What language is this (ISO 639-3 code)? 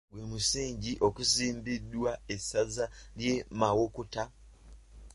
lug